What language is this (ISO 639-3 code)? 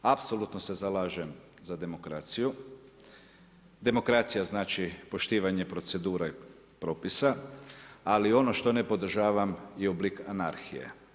hrv